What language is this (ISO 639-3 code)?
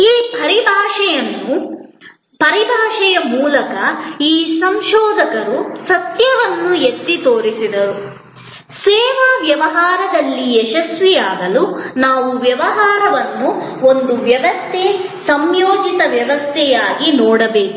kan